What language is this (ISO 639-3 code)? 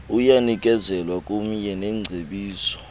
xho